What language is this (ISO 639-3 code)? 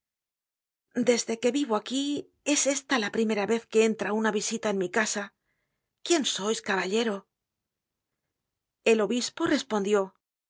spa